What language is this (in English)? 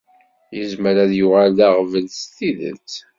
Kabyle